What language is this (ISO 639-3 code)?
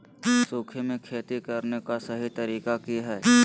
mag